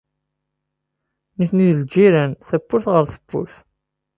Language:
Kabyle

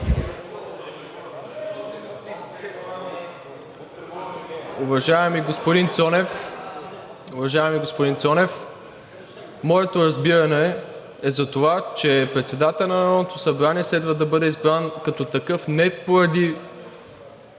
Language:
Bulgarian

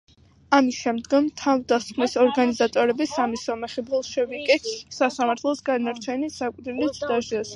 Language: Georgian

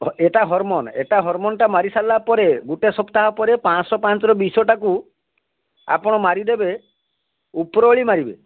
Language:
Odia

